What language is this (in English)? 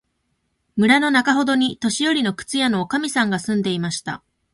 Japanese